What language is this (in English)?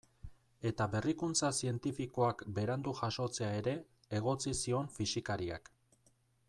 Basque